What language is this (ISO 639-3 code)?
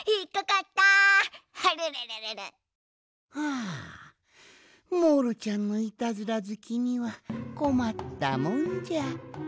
jpn